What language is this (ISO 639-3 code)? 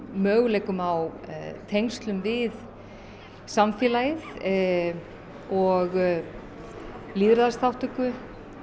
isl